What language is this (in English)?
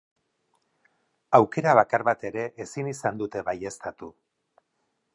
Basque